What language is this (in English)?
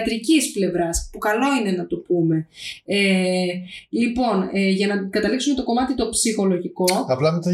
Greek